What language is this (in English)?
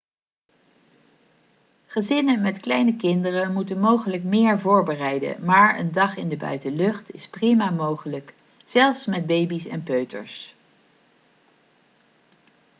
Dutch